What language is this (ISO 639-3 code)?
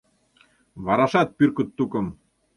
chm